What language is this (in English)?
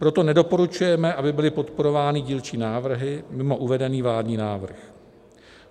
Czech